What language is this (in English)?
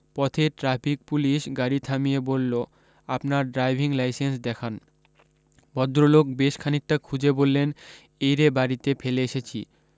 Bangla